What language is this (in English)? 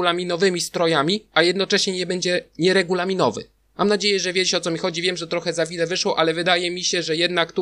Polish